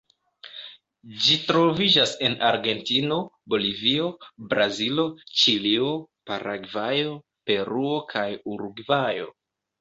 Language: Esperanto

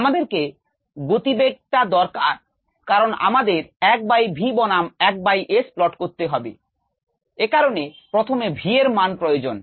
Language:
Bangla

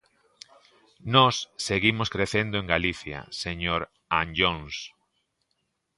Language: Galician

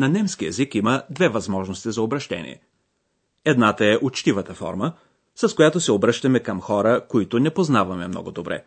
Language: Bulgarian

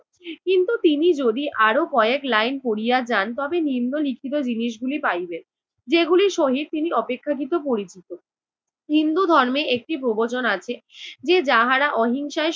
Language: Bangla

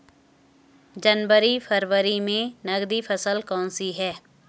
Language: Hindi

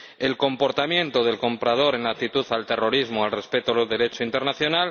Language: Spanish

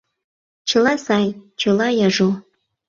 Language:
Mari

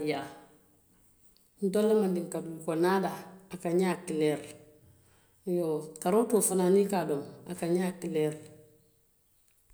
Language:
Western Maninkakan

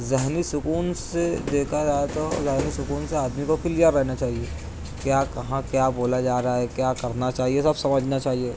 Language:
Urdu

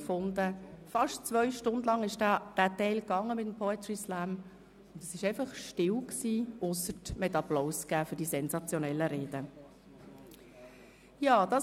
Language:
Swiss German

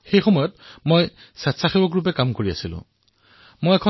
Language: Assamese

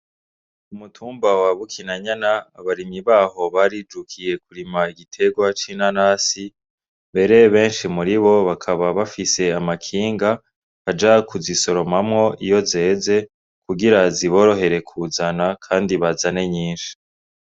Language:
Rundi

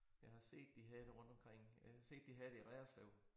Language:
Danish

